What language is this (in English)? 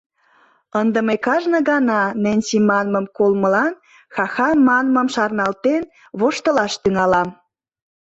Mari